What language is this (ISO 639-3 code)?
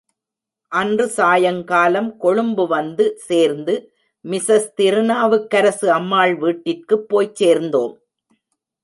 tam